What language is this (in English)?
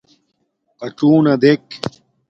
Domaaki